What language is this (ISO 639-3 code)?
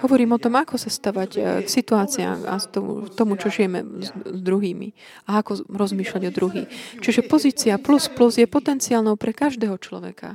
slk